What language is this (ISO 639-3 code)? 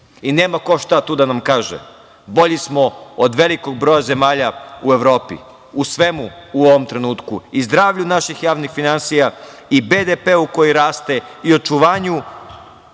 srp